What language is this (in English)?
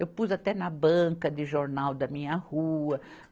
Portuguese